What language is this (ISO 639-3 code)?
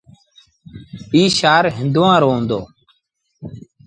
sbn